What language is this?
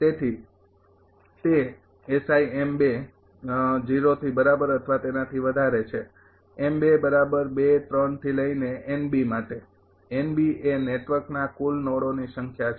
Gujarati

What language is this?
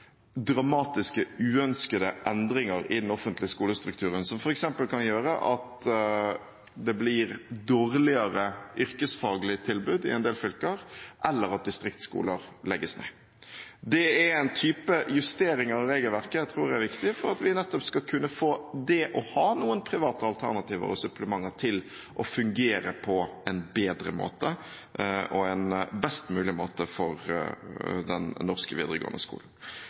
Norwegian Bokmål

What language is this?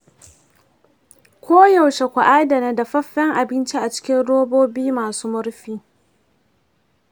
Hausa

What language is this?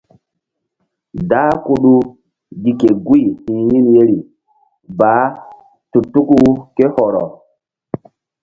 Mbum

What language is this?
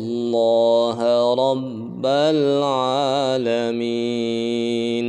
Indonesian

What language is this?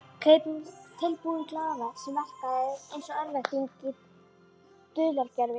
Icelandic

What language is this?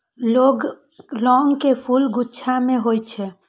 Maithili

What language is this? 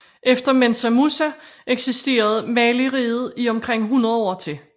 Danish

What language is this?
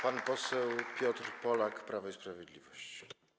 Polish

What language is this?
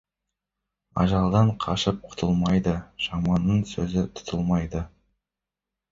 Kazakh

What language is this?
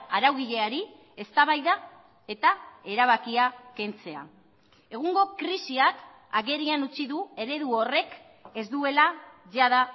Basque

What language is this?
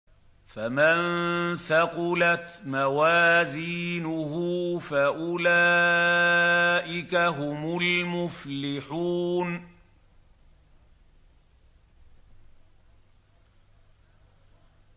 Arabic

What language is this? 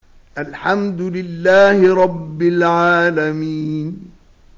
Arabic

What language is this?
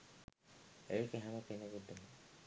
Sinhala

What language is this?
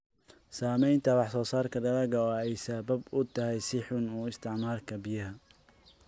Somali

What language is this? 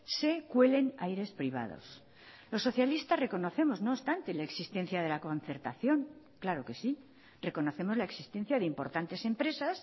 Spanish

